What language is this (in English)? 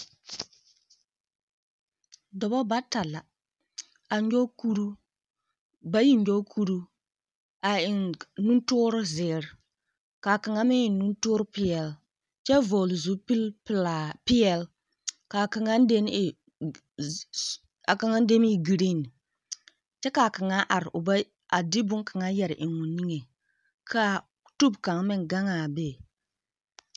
Southern Dagaare